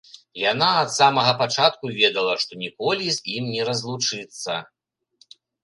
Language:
Belarusian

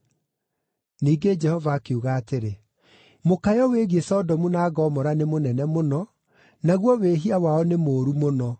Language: Kikuyu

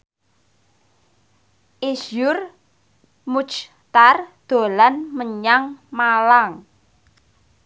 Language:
Javanese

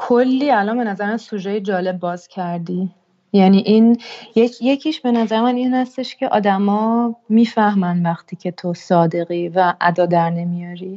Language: Persian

